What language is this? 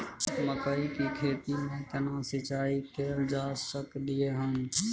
Maithili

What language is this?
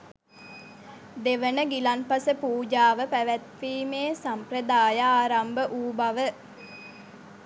Sinhala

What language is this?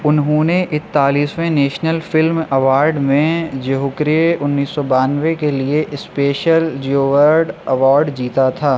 Urdu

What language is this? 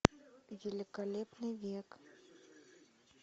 Russian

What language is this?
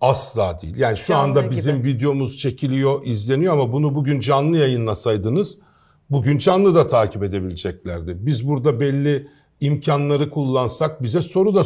Turkish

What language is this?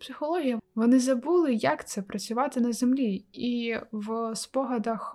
Ukrainian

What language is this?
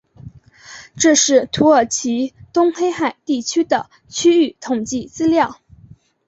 Chinese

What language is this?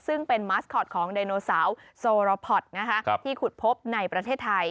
Thai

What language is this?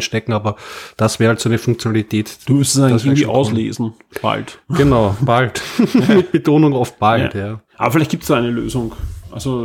German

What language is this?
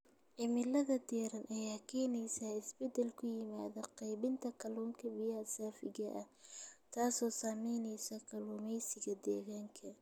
Somali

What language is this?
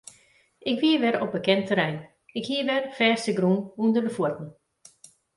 Western Frisian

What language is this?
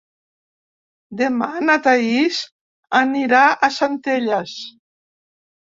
Catalan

